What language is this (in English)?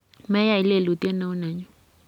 Kalenjin